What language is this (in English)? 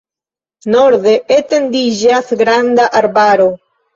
Esperanto